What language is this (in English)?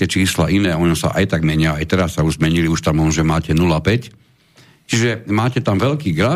Slovak